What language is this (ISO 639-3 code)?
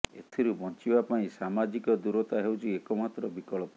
ori